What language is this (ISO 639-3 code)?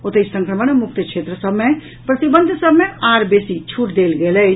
mai